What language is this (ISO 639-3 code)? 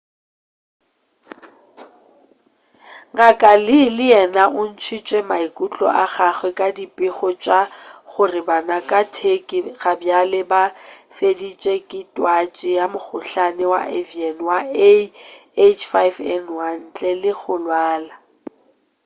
nso